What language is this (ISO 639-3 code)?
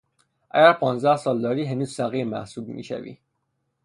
fas